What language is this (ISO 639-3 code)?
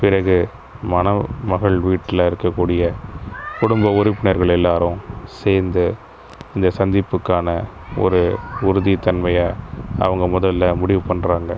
tam